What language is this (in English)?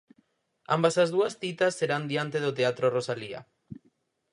Galician